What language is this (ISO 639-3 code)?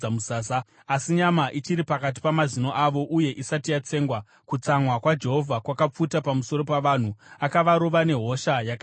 sna